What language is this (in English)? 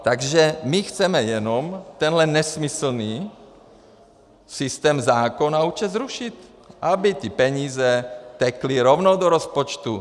Czech